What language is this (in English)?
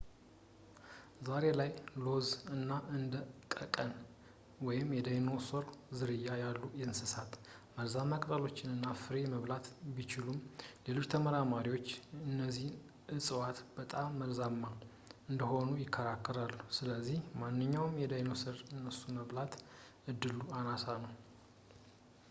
Amharic